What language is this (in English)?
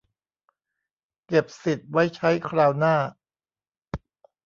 Thai